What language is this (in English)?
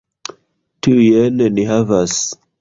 Esperanto